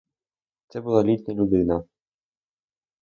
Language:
Ukrainian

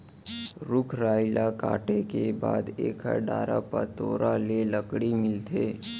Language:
Chhattisgarhi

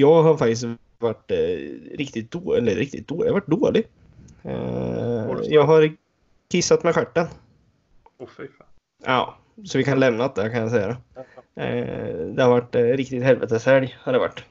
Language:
Swedish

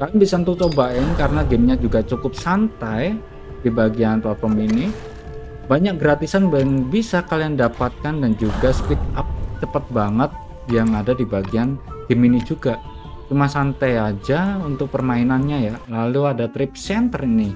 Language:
Indonesian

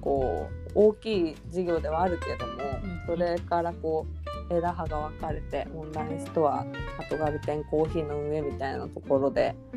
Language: Japanese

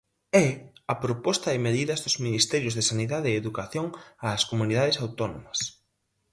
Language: Galician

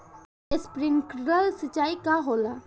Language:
Bhojpuri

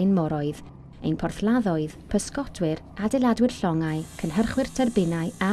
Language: Welsh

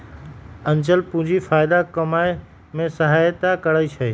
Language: Magahi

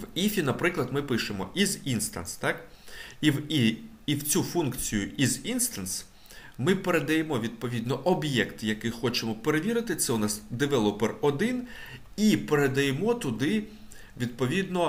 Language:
Ukrainian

